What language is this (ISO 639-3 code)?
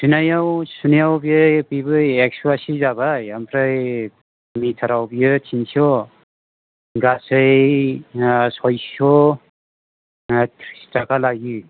brx